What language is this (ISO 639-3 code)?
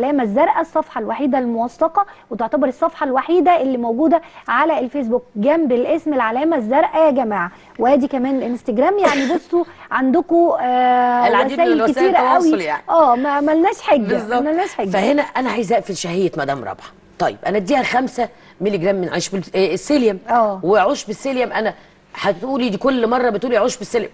ara